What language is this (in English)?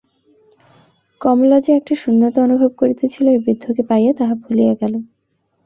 Bangla